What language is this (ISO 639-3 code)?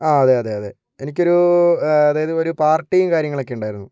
mal